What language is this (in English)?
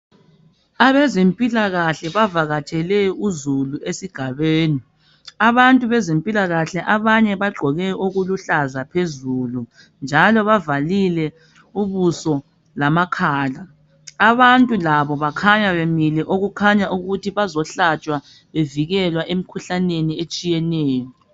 North Ndebele